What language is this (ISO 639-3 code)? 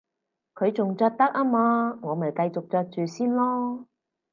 yue